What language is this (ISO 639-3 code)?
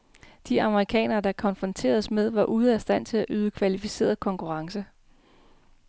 dan